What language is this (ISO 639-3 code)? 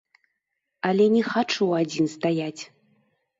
bel